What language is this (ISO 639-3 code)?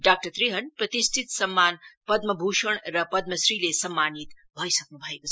nep